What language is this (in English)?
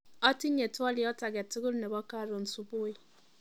Kalenjin